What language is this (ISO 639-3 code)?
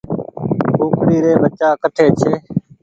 gig